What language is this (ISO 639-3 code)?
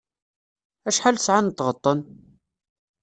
kab